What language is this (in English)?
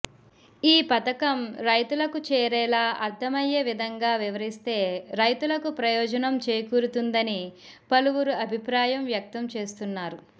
Telugu